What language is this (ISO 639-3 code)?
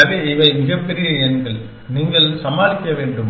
tam